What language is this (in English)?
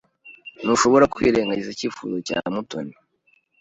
Kinyarwanda